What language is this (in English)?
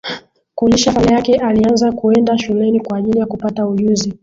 Swahili